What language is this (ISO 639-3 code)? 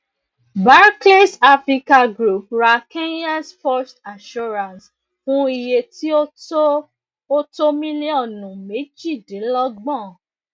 yor